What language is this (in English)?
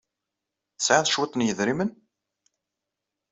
Kabyle